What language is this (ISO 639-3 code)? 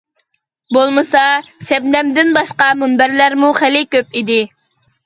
uig